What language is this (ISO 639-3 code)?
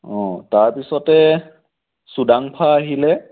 asm